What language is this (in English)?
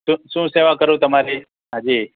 Gujarati